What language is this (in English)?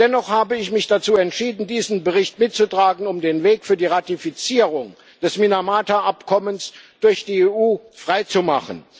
German